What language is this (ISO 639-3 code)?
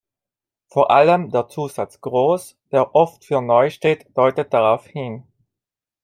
deu